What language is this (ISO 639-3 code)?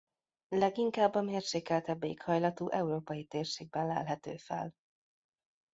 hun